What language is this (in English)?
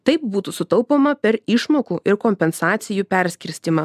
Lithuanian